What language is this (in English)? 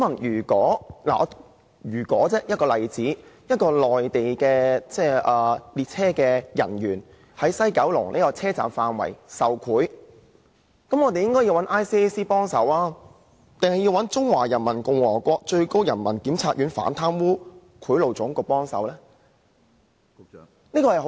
Cantonese